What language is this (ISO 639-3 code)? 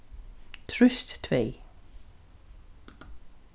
fao